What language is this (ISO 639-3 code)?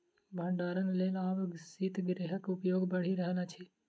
mai